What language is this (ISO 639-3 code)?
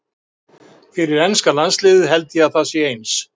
isl